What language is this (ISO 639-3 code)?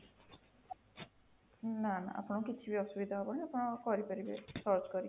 ori